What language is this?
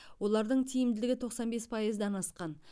Kazakh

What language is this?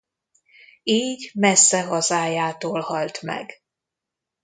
Hungarian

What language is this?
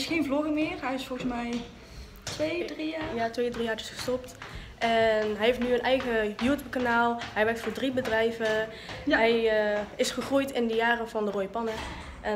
Dutch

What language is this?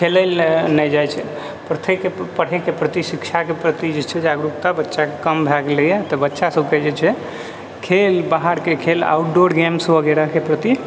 Maithili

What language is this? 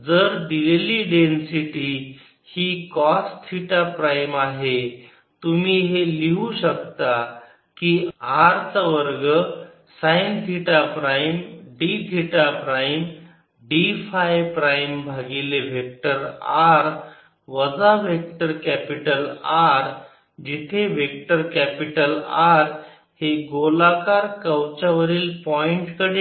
Marathi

